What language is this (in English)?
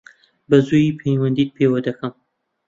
Central Kurdish